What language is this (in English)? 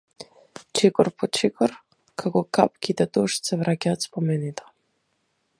Macedonian